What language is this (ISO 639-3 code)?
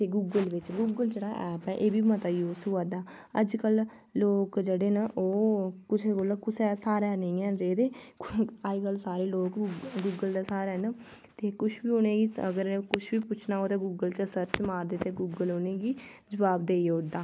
doi